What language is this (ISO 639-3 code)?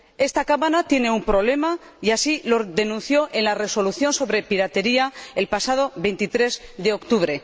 spa